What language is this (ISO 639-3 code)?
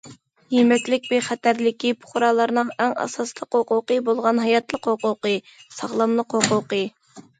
uig